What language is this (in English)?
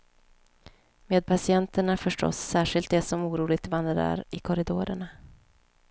Swedish